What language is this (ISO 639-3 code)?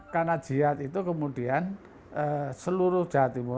ind